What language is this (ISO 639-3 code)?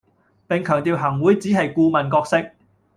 yue